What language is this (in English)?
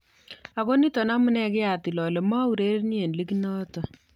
Kalenjin